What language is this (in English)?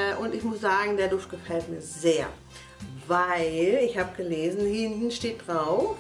German